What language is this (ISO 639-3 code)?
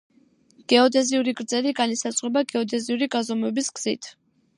kat